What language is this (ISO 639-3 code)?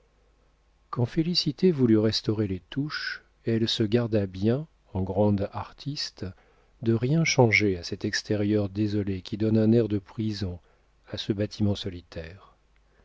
fra